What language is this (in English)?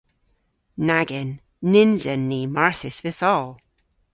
Cornish